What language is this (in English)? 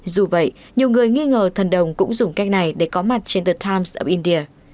Vietnamese